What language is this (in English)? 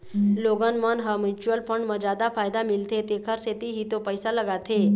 Chhattisgarhi